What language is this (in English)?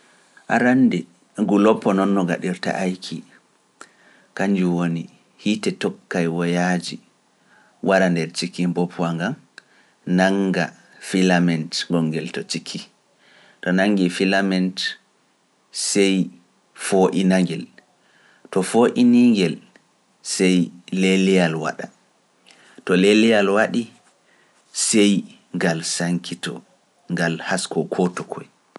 Pular